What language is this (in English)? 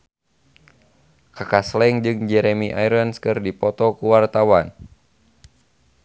Sundanese